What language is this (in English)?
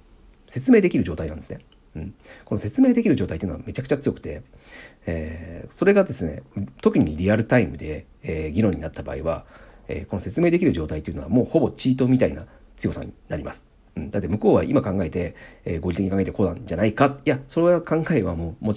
Japanese